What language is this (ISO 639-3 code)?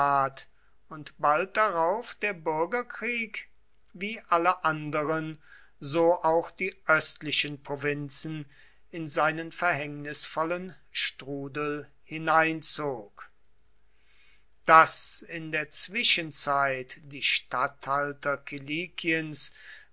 deu